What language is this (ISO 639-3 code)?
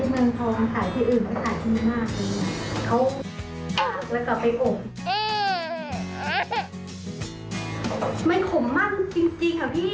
tha